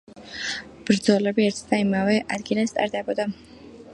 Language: Georgian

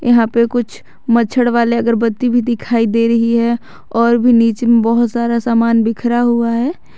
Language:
Hindi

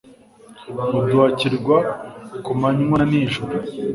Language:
Kinyarwanda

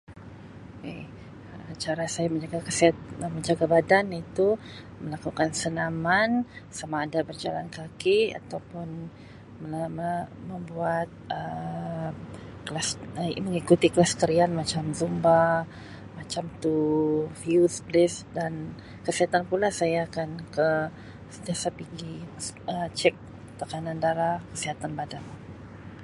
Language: Sabah Malay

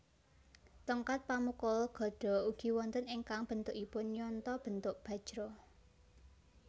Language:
Javanese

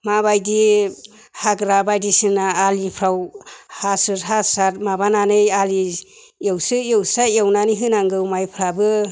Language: Bodo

